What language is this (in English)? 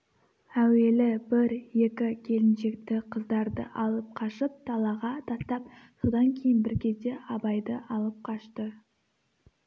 Kazakh